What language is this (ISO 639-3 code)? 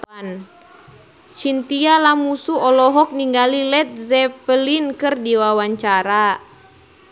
sun